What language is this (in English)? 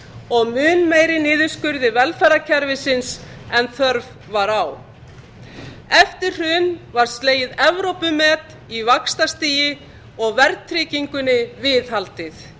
Icelandic